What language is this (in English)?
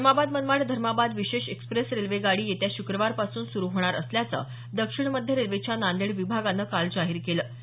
Marathi